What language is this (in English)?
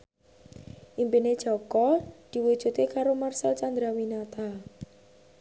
Javanese